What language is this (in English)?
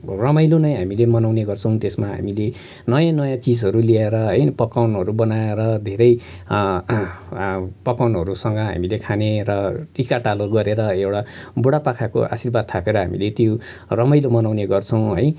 Nepali